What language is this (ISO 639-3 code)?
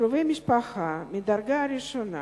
heb